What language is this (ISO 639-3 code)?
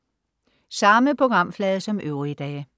dan